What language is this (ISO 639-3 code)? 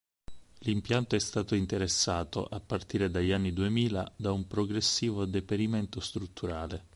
ita